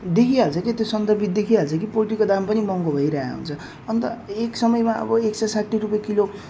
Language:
Nepali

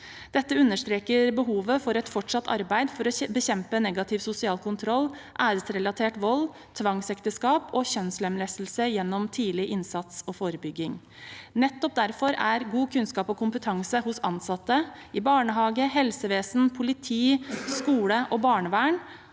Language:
Norwegian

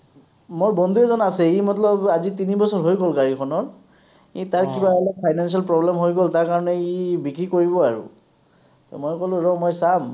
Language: Assamese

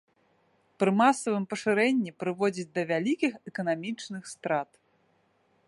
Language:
Belarusian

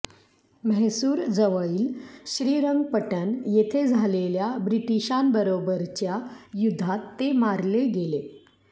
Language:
Marathi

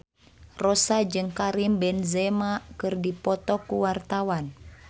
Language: Sundanese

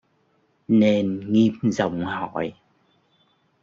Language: Vietnamese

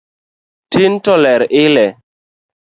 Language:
Luo (Kenya and Tanzania)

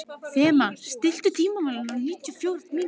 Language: Icelandic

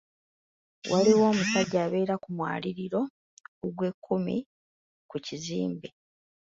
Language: Ganda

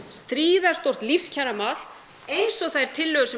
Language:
Icelandic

